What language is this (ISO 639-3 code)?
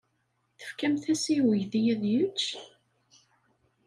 kab